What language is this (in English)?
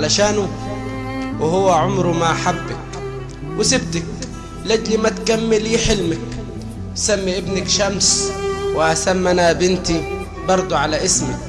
Arabic